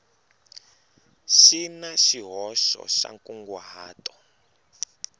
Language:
Tsonga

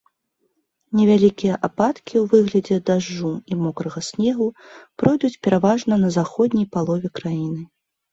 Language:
Belarusian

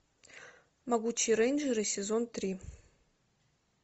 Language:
Russian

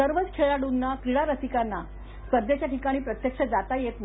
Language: Marathi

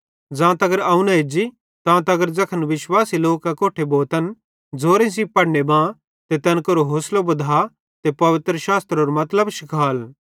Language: Bhadrawahi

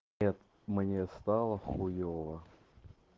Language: Russian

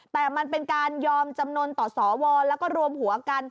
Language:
Thai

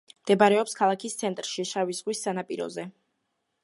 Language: Georgian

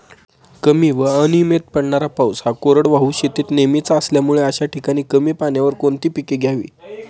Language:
Marathi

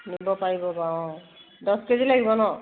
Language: Assamese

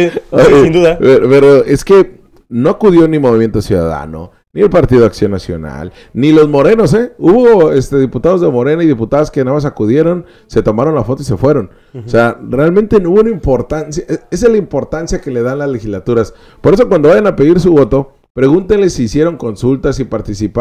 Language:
Spanish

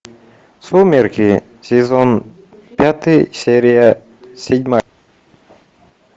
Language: Russian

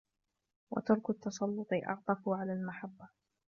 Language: Arabic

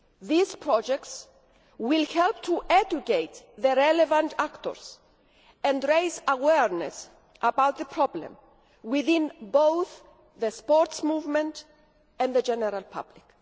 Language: English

